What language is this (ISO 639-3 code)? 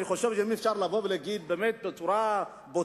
heb